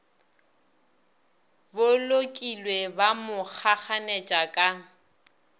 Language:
Northern Sotho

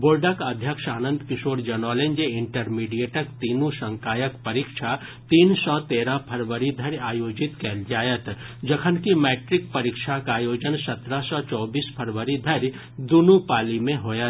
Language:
Maithili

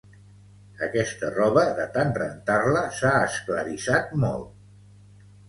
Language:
Catalan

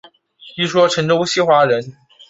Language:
Chinese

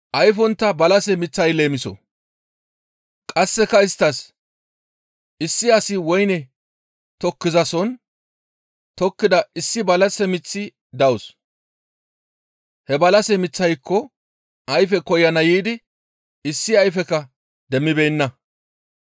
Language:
Gamo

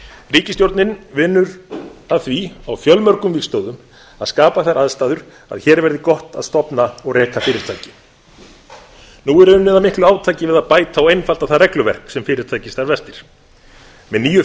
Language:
Icelandic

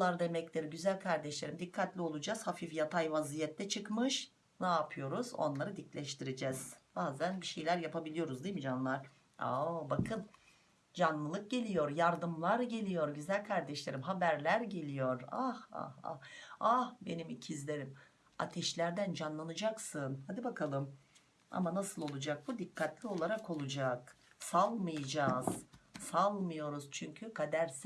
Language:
Turkish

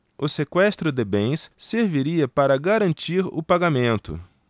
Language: Portuguese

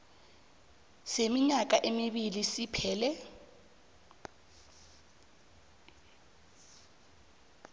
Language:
South Ndebele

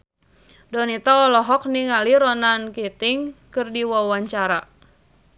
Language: Sundanese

